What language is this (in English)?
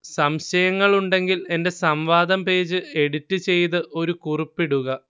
Malayalam